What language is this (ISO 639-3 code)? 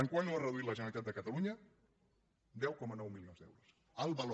cat